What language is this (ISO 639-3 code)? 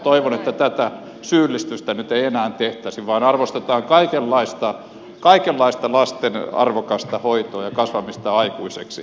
fin